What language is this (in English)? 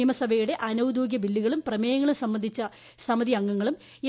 Malayalam